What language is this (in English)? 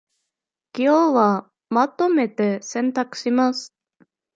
Japanese